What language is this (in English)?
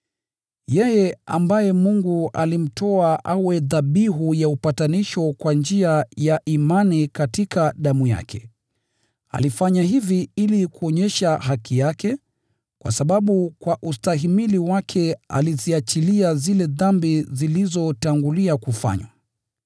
Swahili